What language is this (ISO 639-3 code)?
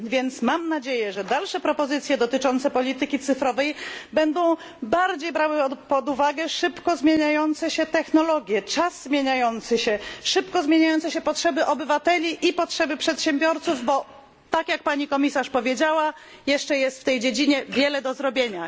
pol